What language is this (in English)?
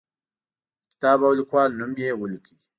Pashto